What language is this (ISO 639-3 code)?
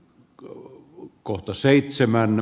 fin